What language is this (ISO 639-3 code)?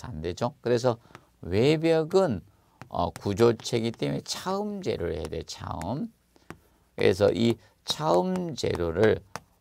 kor